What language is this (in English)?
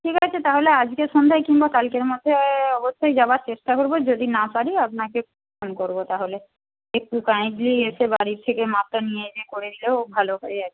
Bangla